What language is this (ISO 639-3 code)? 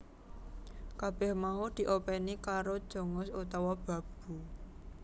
jav